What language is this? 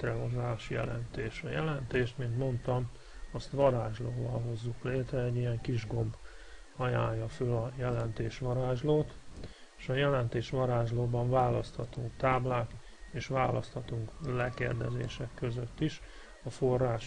Hungarian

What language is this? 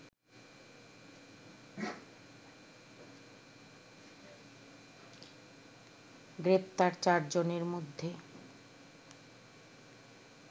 Bangla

